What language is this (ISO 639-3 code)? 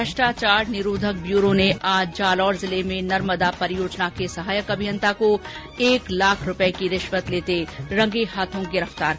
hin